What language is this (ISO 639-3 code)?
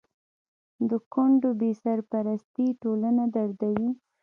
pus